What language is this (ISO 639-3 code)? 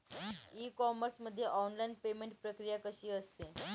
mar